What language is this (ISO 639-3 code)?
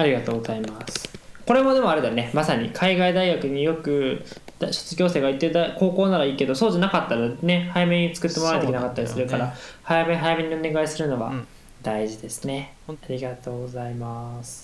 jpn